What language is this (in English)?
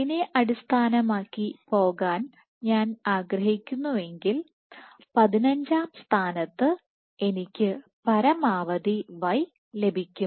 Malayalam